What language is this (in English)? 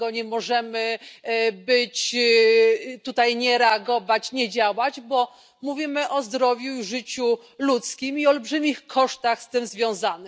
Polish